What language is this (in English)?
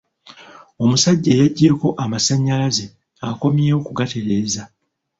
Ganda